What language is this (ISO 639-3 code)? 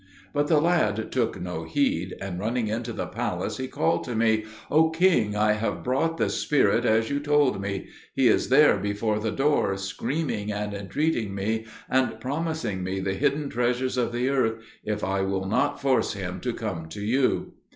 eng